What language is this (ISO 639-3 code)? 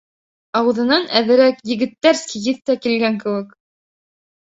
bak